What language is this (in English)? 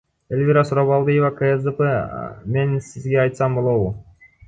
Kyrgyz